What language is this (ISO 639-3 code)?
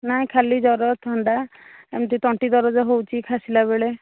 ori